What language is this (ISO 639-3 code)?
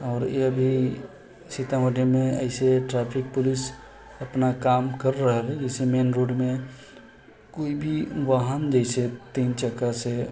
mai